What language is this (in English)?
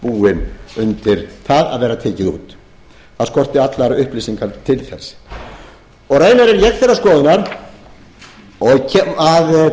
Icelandic